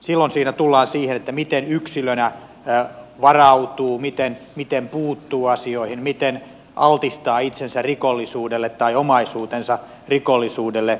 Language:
Finnish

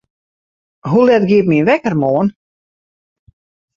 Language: Western Frisian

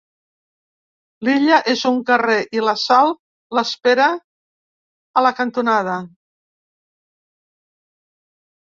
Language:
Catalan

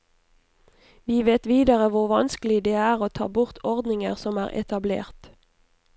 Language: Norwegian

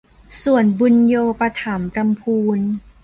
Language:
Thai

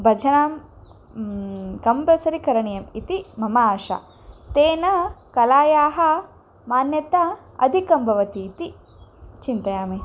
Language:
Sanskrit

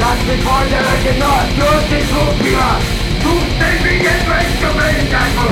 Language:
Slovak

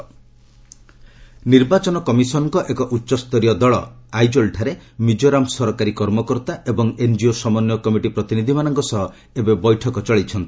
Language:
Odia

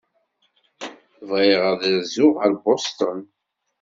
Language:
Kabyle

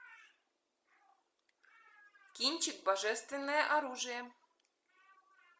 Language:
Russian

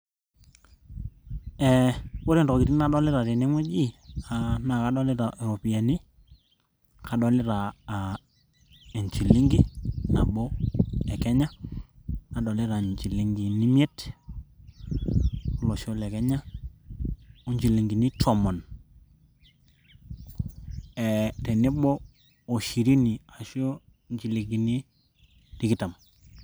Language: Masai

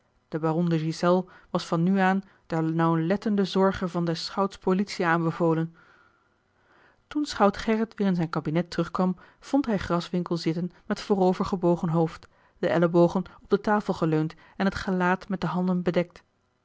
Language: Dutch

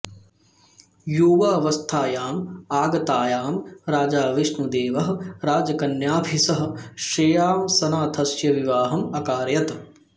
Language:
Sanskrit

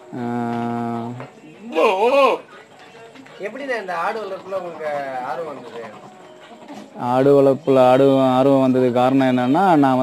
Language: Romanian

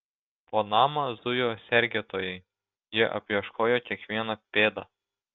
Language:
Lithuanian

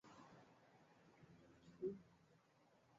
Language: Swahili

